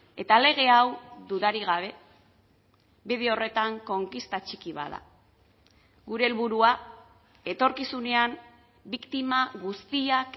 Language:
Basque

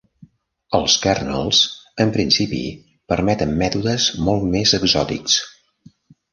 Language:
Catalan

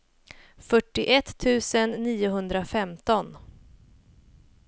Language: Swedish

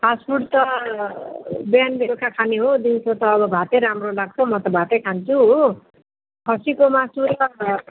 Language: Nepali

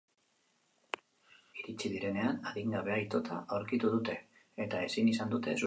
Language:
Basque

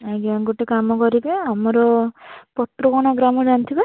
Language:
Odia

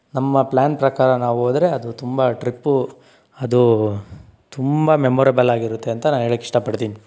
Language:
Kannada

